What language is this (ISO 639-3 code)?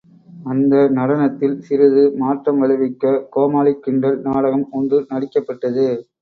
tam